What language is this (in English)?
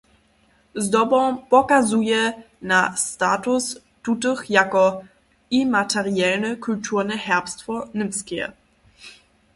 Upper Sorbian